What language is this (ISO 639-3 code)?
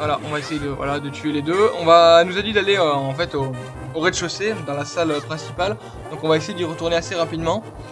fra